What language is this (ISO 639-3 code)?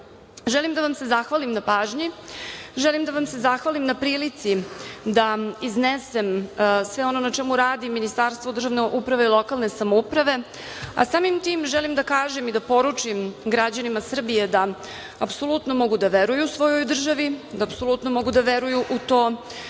srp